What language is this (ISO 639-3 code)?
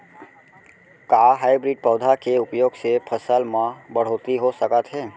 hne